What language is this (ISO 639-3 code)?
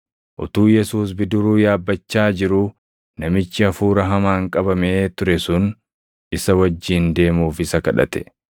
orm